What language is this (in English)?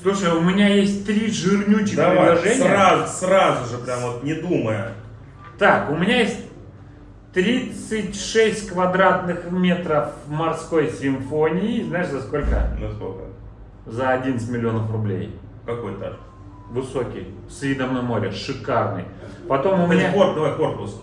Russian